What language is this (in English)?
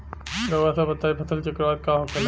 Bhojpuri